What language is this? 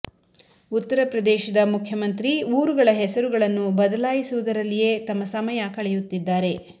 Kannada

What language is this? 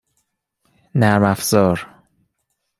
Persian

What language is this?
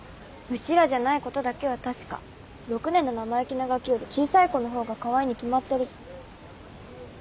Japanese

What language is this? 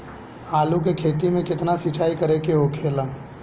Bhojpuri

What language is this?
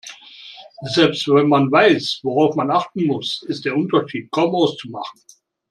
German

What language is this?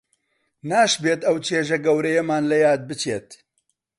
Central Kurdish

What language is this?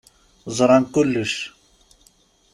Kabyle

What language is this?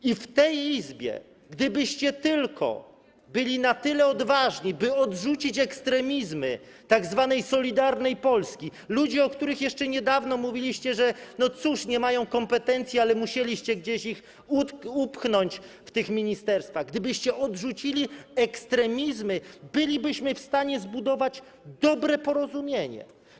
Polish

